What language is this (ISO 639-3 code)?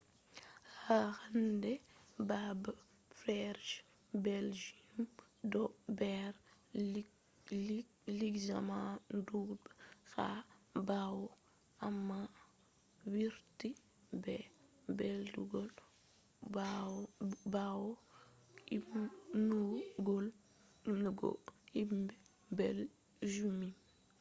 ful